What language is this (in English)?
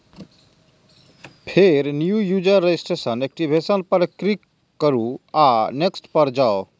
Maithili